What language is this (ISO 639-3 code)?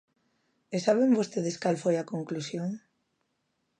glg